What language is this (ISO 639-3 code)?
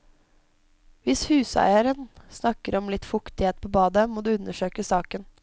nor